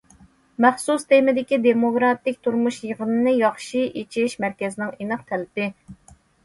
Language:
Uyghur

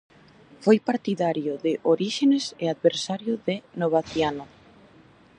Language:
Galician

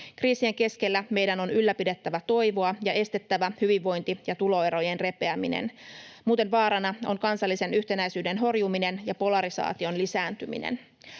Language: Finnish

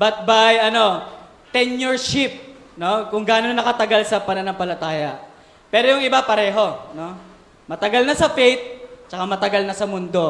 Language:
Filipino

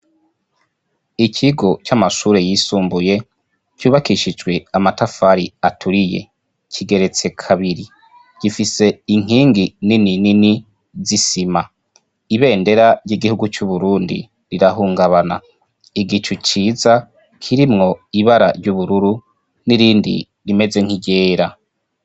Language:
Rundi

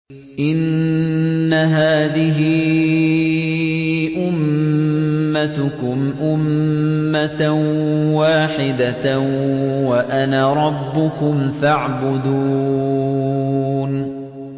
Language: Arabic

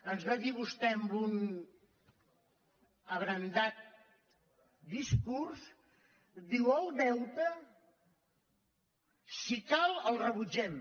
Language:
Catalan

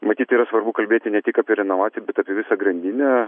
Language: Lithuanian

